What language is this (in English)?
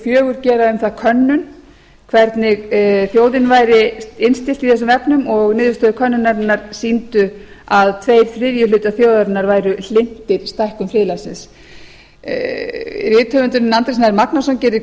Icelandic